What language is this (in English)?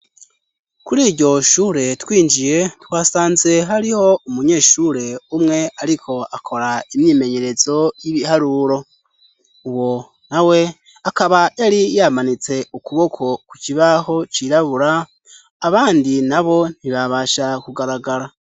Rundi